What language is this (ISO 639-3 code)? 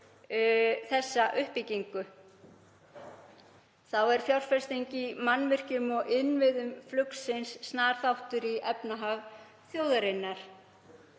isl